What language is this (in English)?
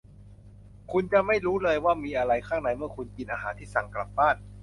Thai